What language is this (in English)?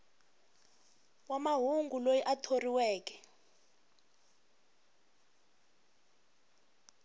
Tsonga